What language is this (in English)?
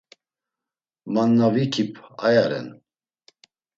Laz